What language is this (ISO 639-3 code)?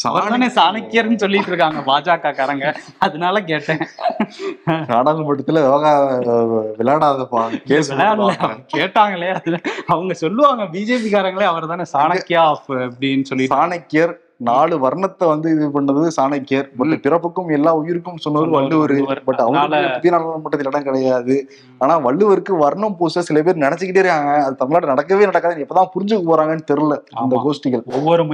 tam